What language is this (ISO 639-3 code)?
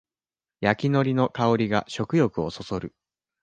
jpn